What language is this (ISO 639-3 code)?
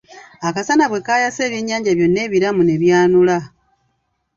lug